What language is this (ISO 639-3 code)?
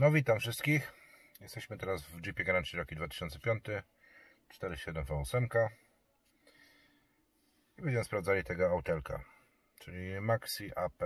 pol